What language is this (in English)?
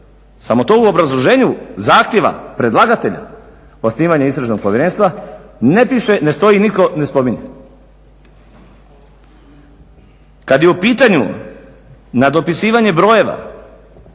Croatian